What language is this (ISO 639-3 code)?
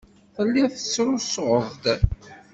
kab